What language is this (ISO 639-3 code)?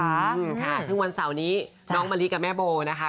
tha